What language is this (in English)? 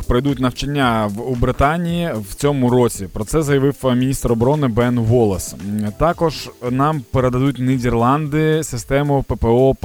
Ukrainian